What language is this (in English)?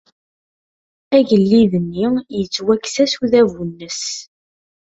Kabyle